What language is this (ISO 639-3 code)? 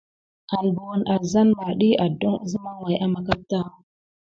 gid